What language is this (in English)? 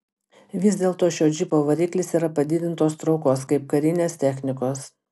Lithuanian